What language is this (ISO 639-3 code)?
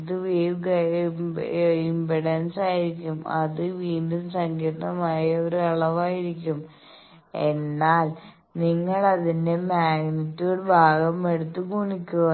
mal